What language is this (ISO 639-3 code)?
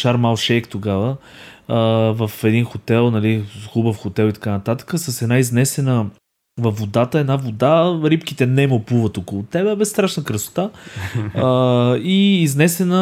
bul